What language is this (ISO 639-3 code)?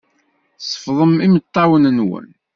kab